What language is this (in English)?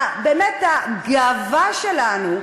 Hebrew